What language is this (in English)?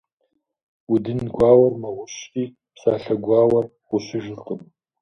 Kabardian